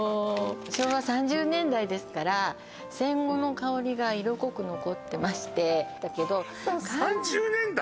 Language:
Japanese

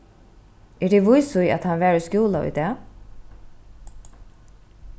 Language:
Faroese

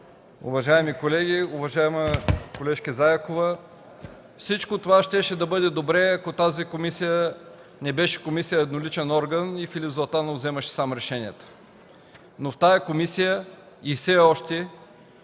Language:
Bulgarian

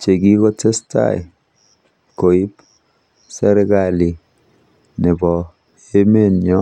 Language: Kalenjin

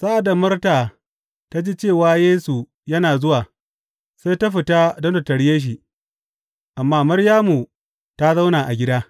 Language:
Hausa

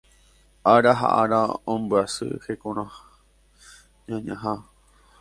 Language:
Guarani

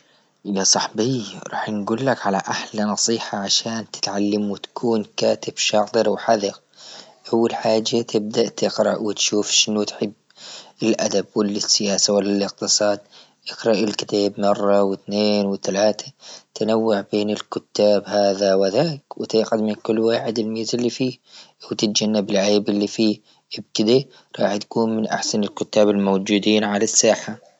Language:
Libyan Arabic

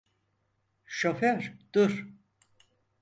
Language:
Turkish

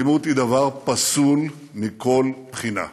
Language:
Hebrew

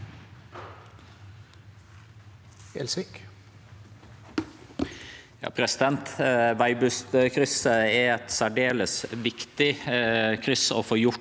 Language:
Norwegian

